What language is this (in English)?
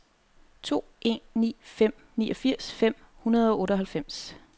Danish